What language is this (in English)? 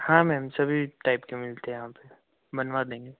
Hindi